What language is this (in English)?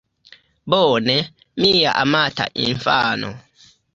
Esperanto